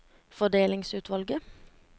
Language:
Norwegian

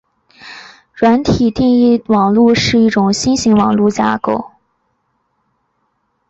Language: Chinese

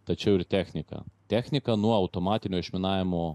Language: Lithuanian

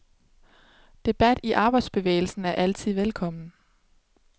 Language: Danish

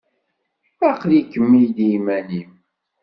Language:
Kabyle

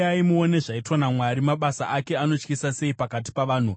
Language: Shona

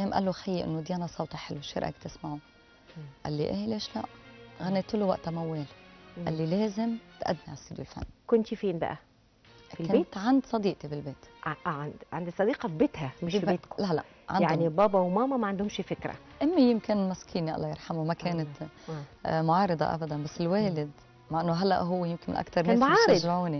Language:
Arabic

